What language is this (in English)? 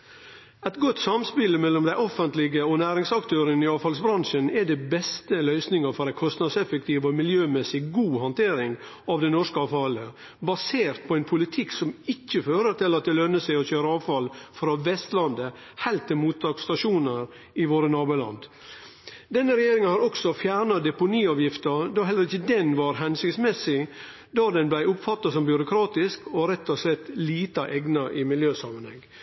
Norwegian Nynorsk